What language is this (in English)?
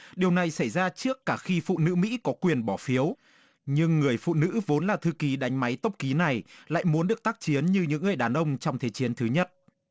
Vietnamese